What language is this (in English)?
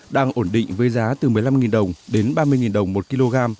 Vietnamese